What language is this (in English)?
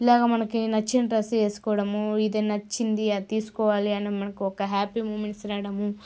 Telugu